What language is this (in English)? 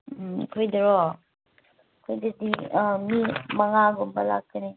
Manipuri